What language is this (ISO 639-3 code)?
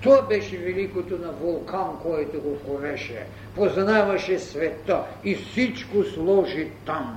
bul